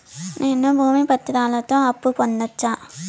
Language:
Telugu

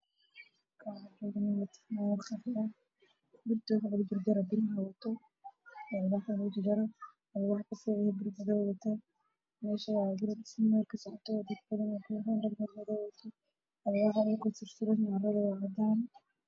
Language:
Somali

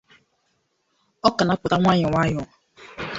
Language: Igbo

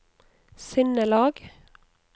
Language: Norwegian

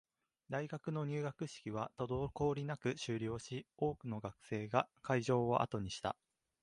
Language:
Japanese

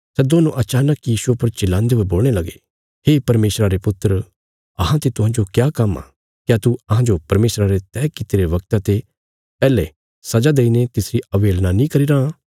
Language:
Bilaspuri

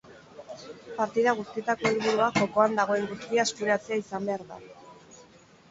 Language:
Basque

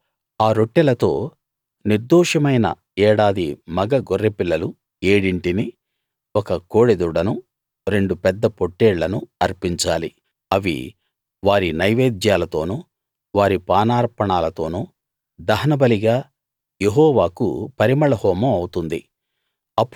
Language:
Telugu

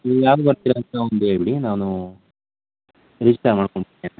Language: Kannada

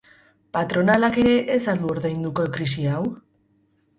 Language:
Basque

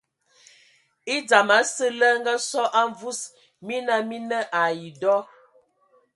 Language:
Ewondo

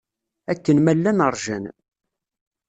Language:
Kabyle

